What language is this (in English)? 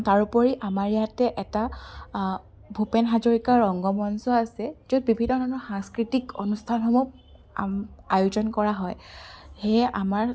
Assamese